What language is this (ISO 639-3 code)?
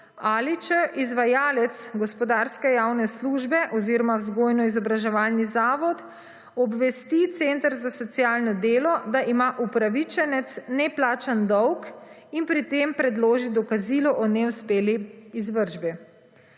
slv